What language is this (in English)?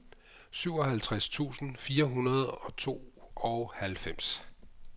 Danish